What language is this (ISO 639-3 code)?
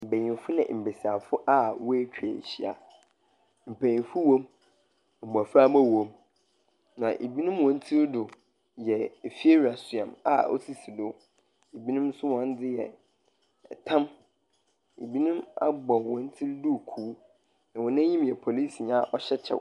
aka